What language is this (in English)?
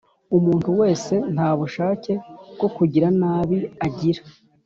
Kinyarwanda